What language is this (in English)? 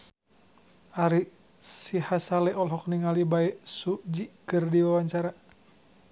Sundanese